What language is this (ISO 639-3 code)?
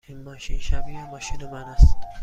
fas